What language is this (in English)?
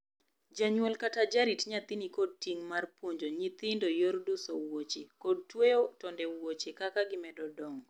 Luo (Kenya and Tanzania)